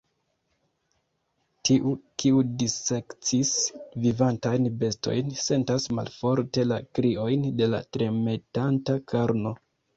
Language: Esperanto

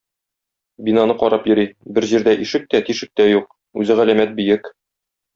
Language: Tatar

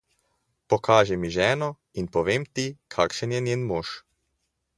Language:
Slovenian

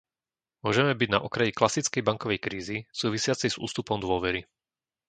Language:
Slovak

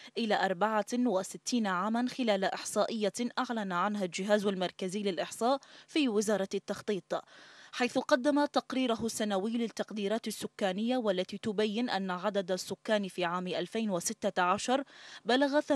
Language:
Arabic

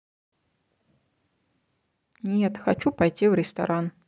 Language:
Russian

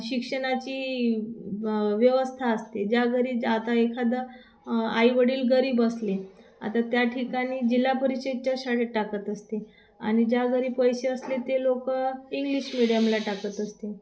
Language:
Marathi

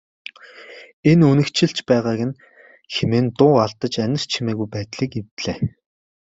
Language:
Mongolian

